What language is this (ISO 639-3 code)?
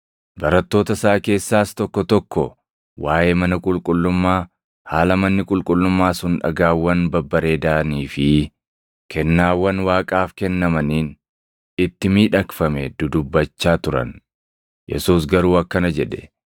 orm